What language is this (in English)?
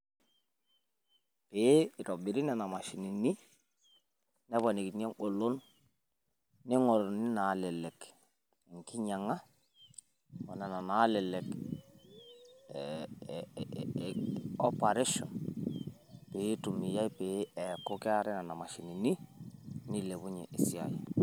Masai